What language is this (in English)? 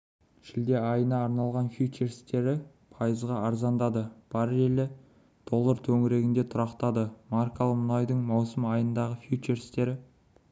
Kazakh